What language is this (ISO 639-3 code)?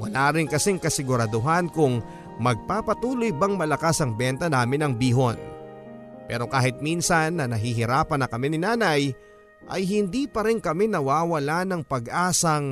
fil